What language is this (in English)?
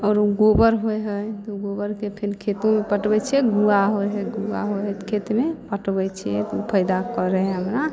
Maithili